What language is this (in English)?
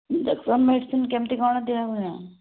Odia